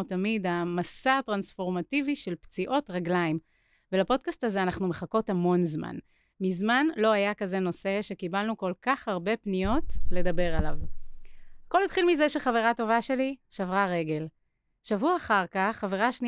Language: Hebrew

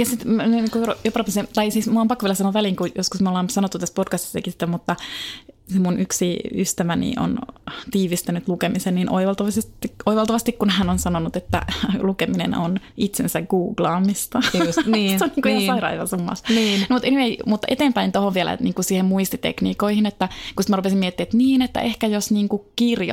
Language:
Finnish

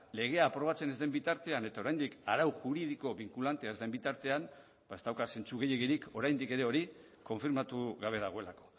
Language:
Basque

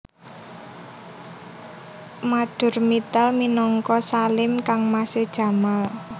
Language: Javanese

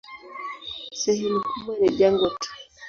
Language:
Swahili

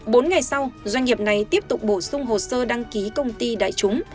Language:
Vietnamese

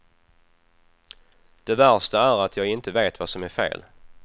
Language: Swedish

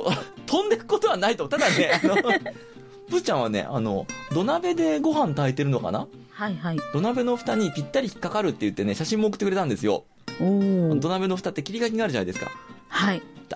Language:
Japanese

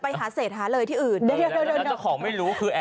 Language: Thai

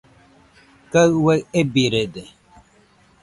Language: Nüpode Huitoto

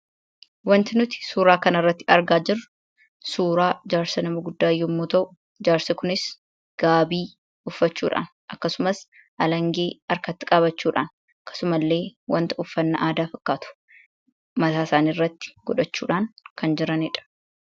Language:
Oromo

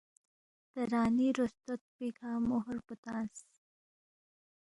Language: Balti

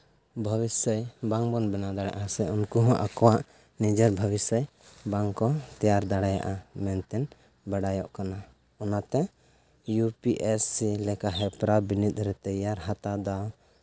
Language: Santali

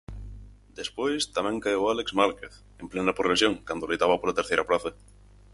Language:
Galician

